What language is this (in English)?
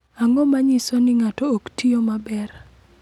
Luo (Kenya and Tanzania)